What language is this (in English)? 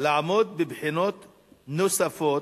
Hebrew